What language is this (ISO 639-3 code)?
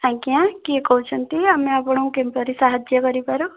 ori